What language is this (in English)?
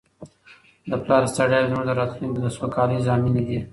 Pashto